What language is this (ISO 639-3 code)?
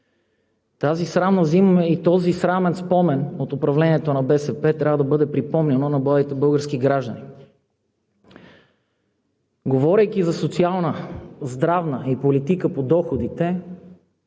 bul